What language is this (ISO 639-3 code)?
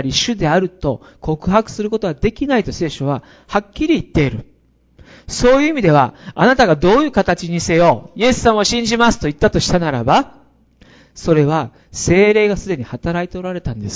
jpn